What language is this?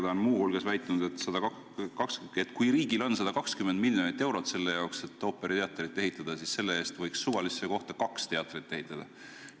Estonian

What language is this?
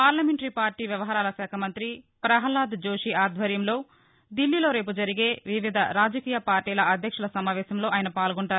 Telugu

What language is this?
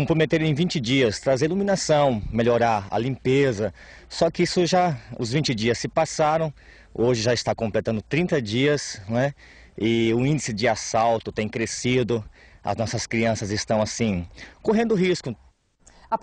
Portuguese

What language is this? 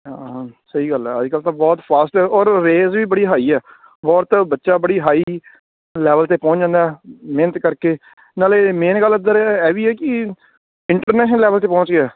Punjabi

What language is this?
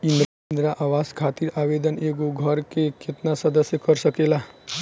Bhojpuri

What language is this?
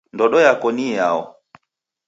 Taita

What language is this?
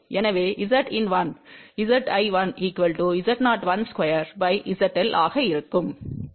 Tamil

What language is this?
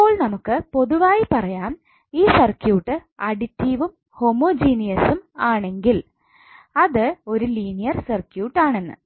Malayalam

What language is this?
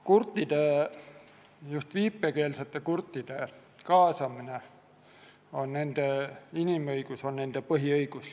Estonian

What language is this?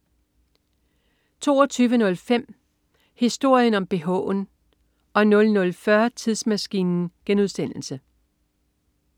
Danish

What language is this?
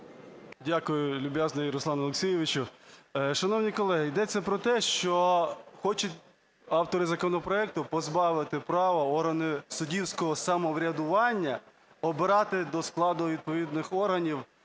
Ukrainian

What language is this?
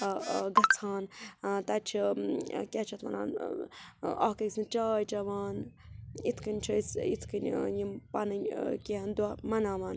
Kashmiri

